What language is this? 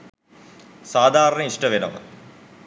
Sinhala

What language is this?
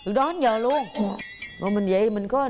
Vietnamese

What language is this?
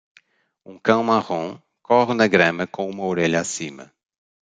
Portuguese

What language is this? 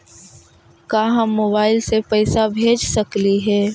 Magahi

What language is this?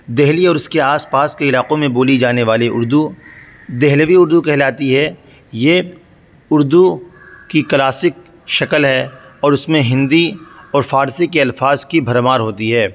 Urdu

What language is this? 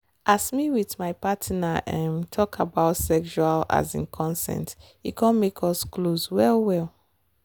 Nigerian Pidgin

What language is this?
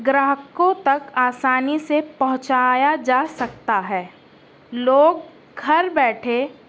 Urdu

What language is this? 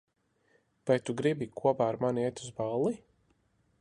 Latvian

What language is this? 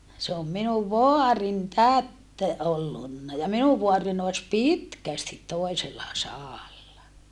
Finnish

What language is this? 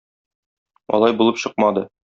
Tatar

